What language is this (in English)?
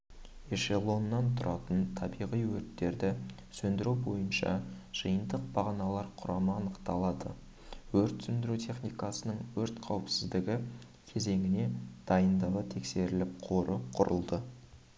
Kazakh